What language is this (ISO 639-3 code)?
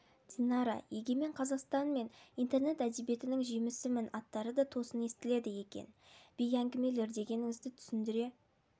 kaz